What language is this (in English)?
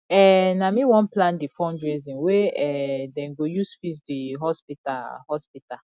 Nigerian Pidgin